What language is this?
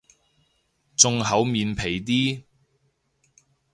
Cantonese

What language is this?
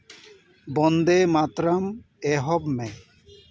Santali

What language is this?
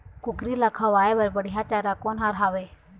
Chhattisgarhi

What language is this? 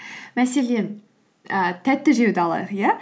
Kazakh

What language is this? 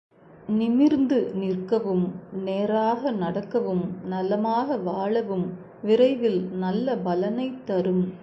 Tamil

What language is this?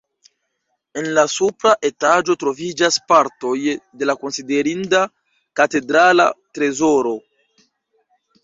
Esperanto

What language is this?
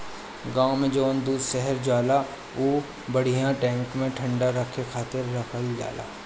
Bhojpuri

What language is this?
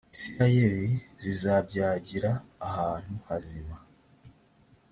Kinyarwanda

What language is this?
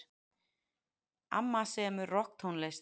Icelandic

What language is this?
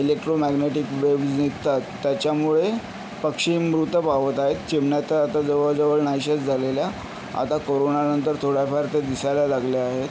Marathi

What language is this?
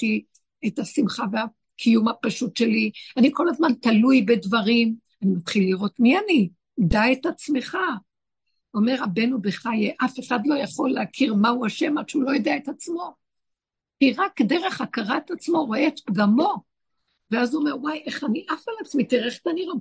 Hebrew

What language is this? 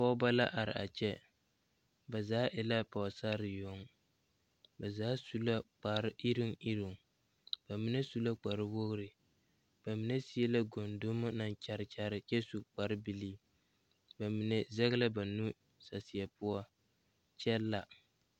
Southern Dagaare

